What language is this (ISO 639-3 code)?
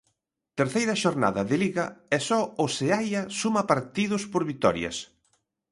glg